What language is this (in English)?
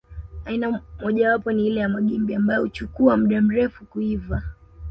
Swahili